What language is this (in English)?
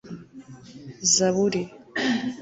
Kinyarwanda